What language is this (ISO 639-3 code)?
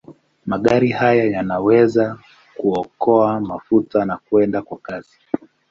swa